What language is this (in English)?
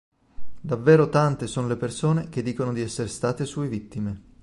Italian